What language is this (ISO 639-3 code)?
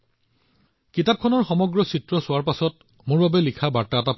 asm